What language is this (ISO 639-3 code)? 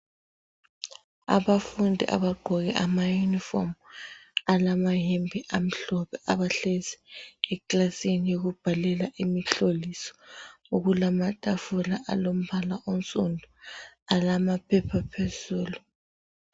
nde